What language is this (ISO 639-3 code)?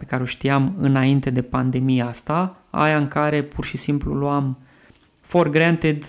ron